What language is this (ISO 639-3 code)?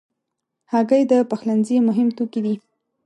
pus